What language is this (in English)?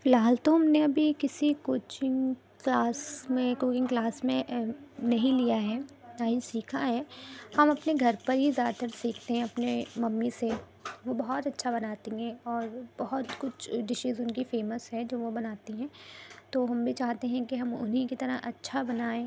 Urdu